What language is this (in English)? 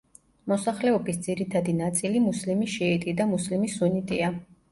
Georgian